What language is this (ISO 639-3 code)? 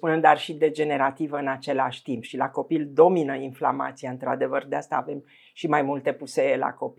ron